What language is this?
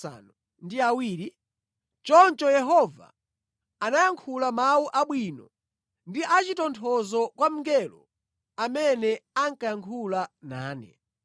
Nyanja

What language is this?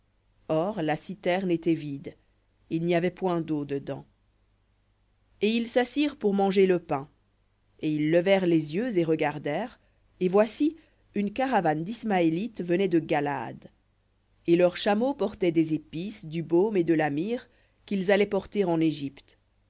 French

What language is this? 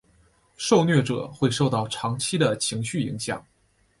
Chinese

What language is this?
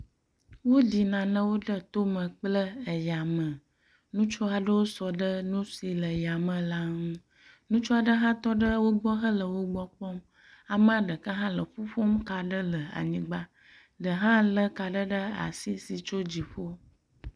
Ewe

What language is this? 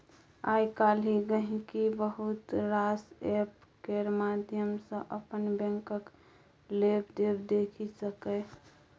Maithili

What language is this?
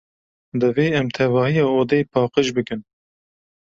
Kurdish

